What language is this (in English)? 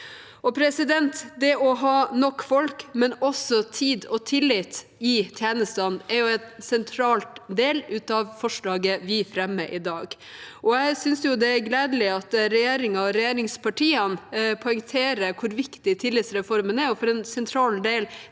Norwegian